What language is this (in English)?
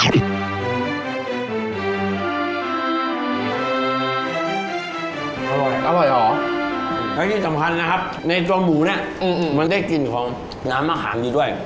Thai